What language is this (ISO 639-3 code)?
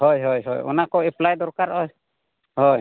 sat